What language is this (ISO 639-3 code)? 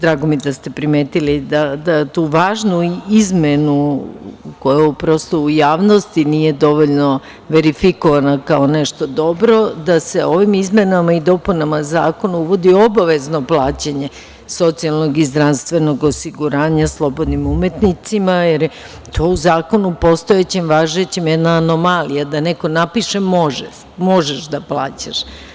srp